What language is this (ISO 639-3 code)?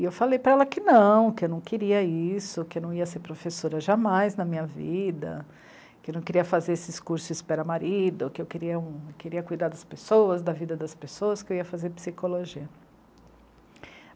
por